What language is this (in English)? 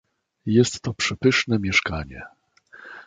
Polish